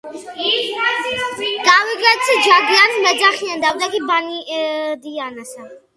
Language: Georgian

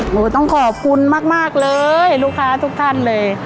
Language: Thai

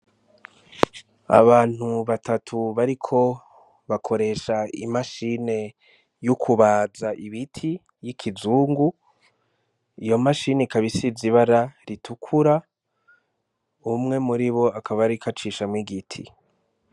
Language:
Rundi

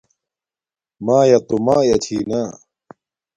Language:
Domaaki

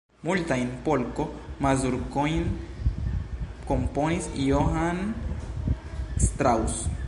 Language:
Esperanto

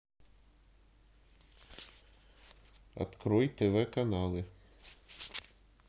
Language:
Russian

